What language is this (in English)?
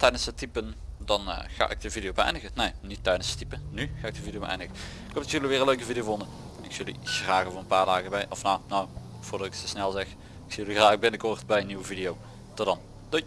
Dutch